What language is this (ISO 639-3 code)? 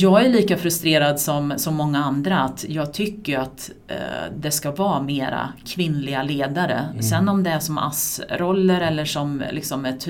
swe